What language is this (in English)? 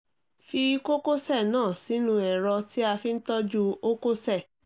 Yoruba